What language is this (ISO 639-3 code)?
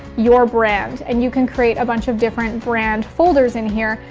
eng